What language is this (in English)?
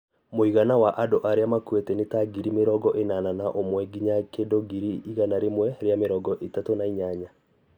Kikuyu